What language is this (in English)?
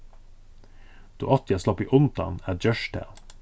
Faroese